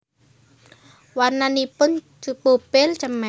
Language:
Javanese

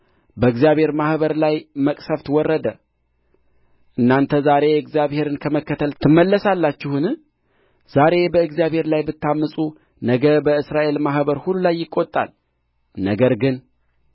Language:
Amharic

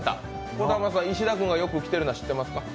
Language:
Japanese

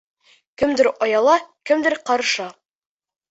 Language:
Bashkir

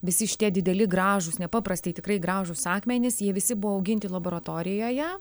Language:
Lithuanian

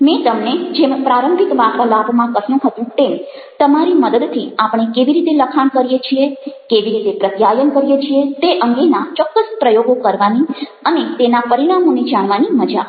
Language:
Gujarati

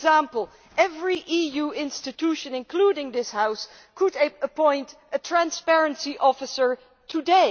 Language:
English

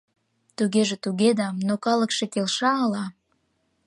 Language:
Mari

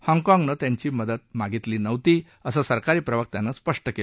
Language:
Marathi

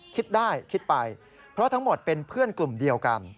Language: Thai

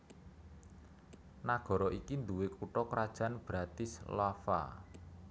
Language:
Javanese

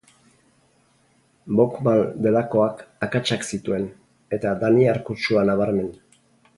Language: Basque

